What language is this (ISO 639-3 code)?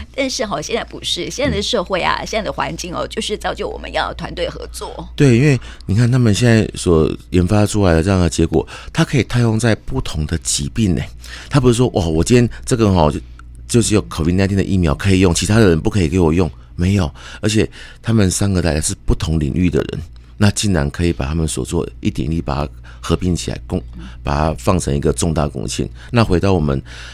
zho